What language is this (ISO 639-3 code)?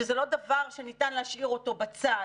heb